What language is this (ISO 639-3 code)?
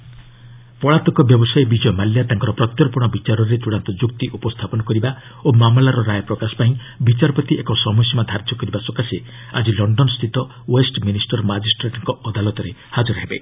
ori